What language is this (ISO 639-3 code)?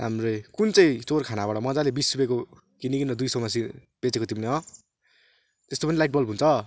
nep